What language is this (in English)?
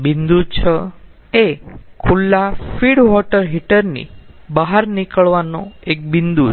Gujarati